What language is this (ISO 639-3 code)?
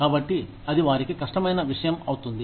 tel